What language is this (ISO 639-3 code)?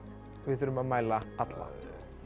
isl